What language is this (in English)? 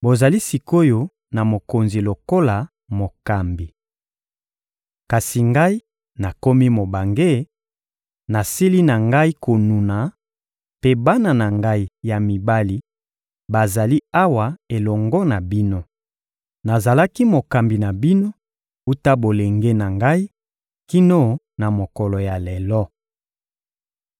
Lingala